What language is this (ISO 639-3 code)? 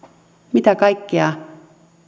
fin